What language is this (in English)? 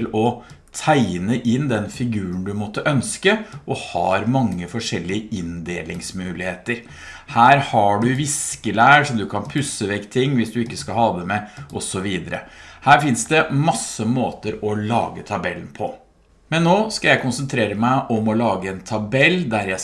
Norwegian